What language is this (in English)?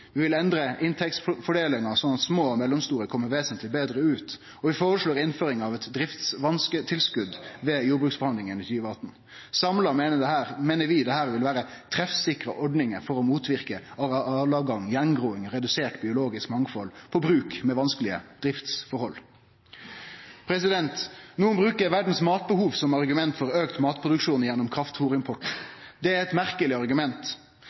Norwegian Nynorsk